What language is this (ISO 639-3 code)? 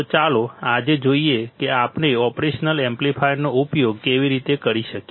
guj